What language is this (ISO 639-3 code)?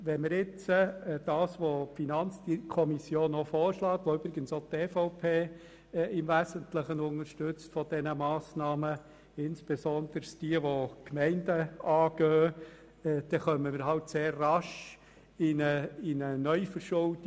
gsw